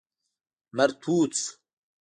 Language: Pashto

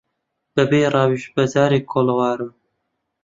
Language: Central Kurdish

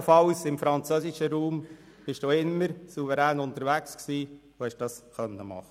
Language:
Swiss German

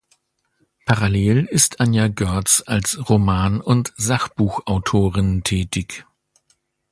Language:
German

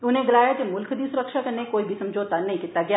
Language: Dogri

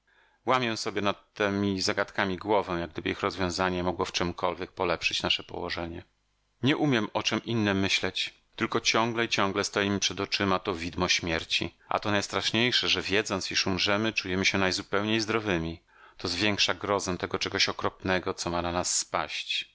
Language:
Polish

